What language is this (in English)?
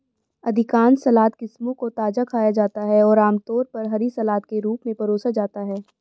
Hindi